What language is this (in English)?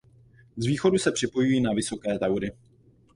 Czech